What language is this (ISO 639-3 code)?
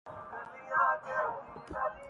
urd